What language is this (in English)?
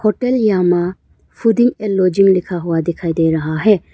Hindi